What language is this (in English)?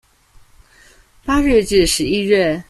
Chinese